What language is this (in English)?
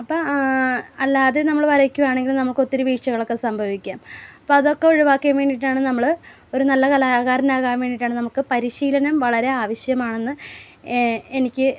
Malayalam